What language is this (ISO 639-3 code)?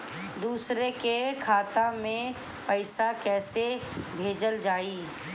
bho